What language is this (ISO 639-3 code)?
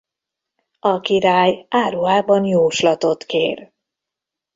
hun